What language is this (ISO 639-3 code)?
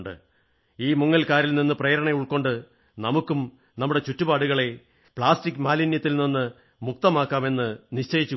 mal